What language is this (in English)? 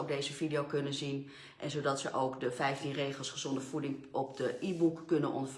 Dutch